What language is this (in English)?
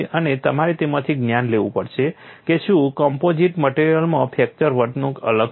Gujarati